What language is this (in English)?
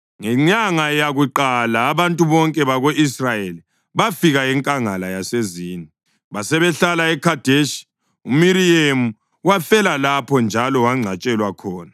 North Ndebele